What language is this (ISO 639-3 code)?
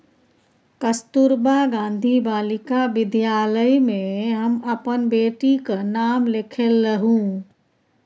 mai